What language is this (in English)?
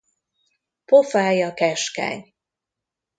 Hungarian